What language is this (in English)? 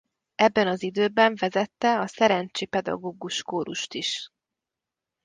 Hungarian